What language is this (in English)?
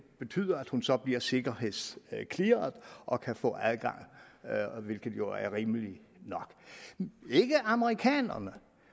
Danish